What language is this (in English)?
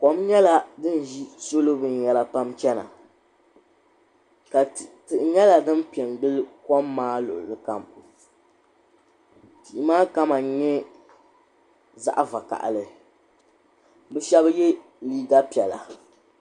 Dagbani